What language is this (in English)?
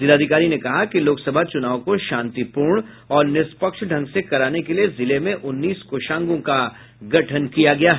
Hindi